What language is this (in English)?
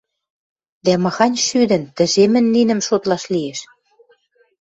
Western Mari